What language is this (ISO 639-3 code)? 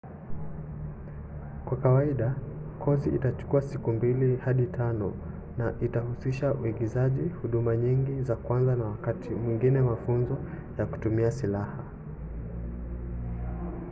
swa